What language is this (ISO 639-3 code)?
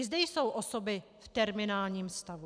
ces